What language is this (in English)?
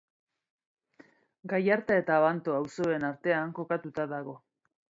Basque